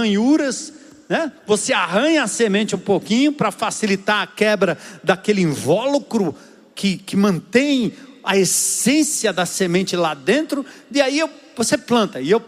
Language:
Portuguese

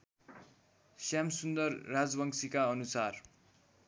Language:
Nepali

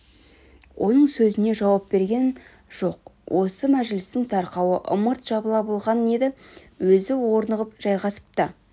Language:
Kazakh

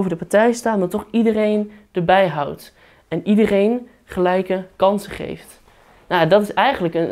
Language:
Dutch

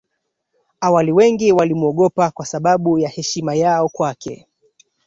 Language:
Swahili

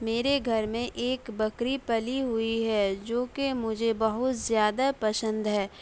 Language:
Urdu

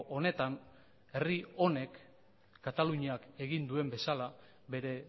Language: Basque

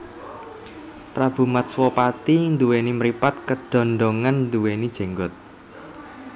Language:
Javanese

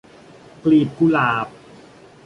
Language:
Thai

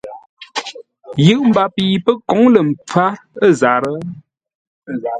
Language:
Ngombale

